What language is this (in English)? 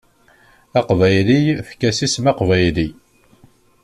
Kabyle